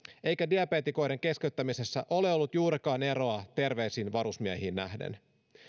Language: Finnish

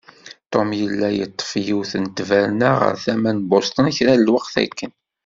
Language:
Kabyle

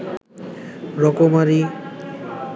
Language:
Bangla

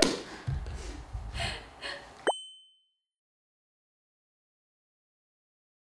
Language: Korean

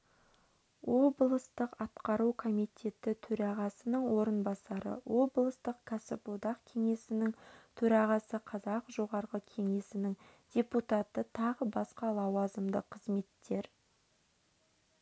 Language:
Kazakh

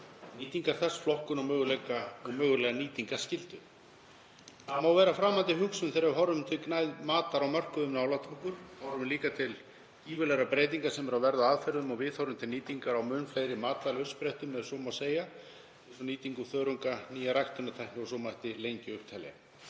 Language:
Icelandic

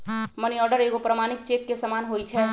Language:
Magahi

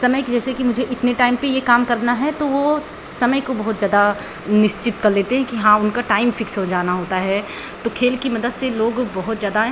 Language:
Hindi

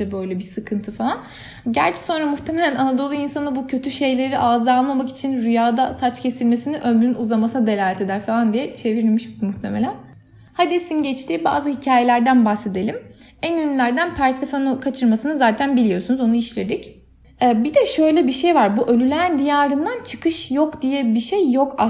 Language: Turkish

